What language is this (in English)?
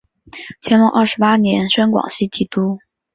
Chinese